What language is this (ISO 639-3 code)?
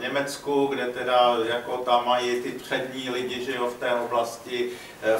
ces